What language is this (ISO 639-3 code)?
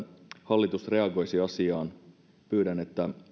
fin